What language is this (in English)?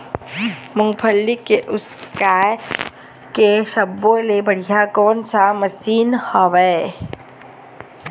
Chhattisgarhi